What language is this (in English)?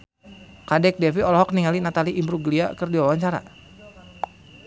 Sundanese